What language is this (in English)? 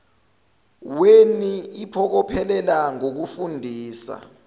Zulu